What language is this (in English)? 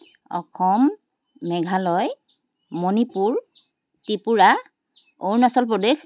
Assamese